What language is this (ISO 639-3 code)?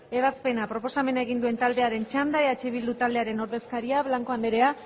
eus